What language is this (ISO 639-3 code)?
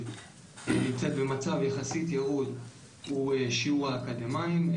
heb